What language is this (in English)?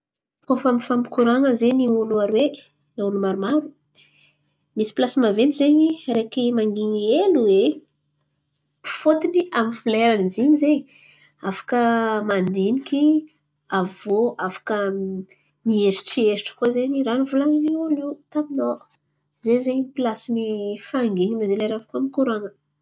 Antankarana Malagasy